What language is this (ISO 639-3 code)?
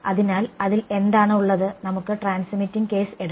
mal